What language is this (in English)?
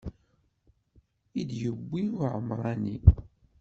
Kabyle